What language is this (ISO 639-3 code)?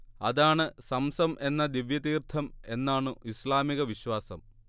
mal